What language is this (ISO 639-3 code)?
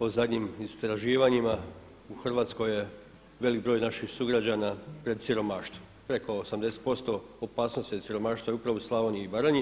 hrv